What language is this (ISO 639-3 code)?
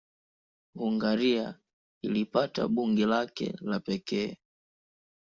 swa